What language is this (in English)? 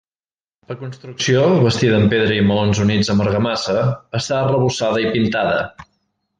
Catalan